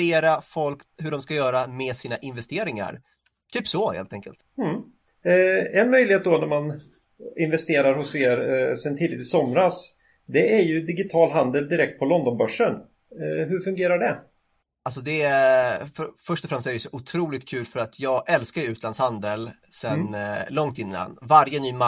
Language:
Swedish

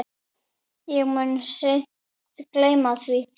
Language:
Icelandic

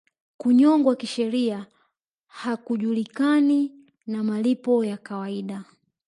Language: Swahili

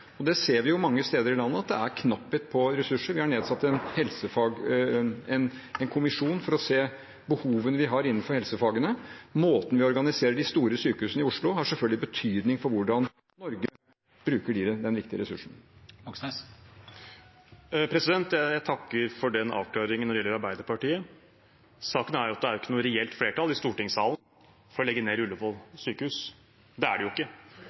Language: Norwegian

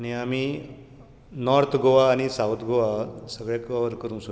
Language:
Konkani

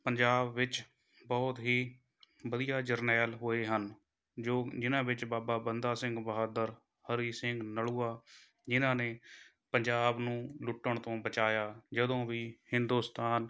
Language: Punjabi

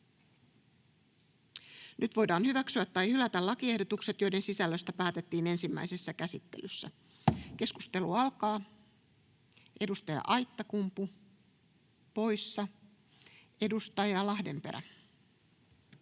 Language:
Finnish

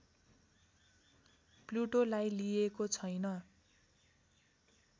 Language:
Nepali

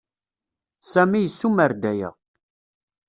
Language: Kabyle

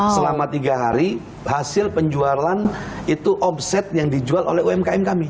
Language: Indonesian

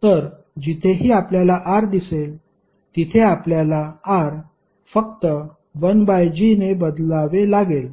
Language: Marathi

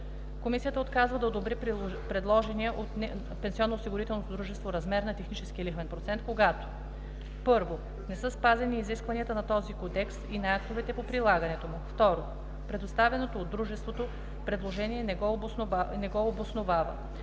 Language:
Bulgarian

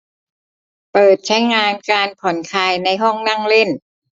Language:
Thai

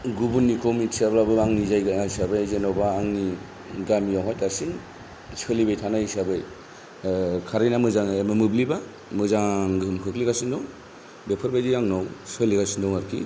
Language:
Bodo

